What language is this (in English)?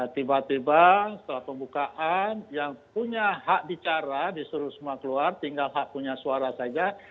Indonesian